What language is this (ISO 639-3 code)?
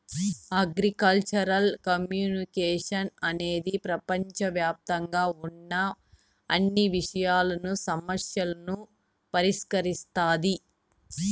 tel